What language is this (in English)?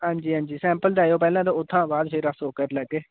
Dogri